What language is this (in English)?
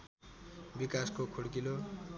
Nepali